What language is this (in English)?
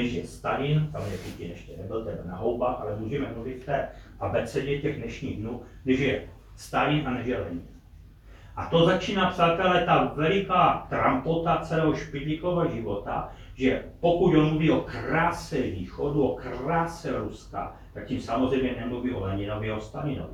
Czech